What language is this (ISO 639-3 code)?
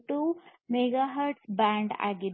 kan